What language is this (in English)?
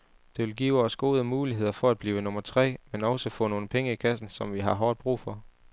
Danish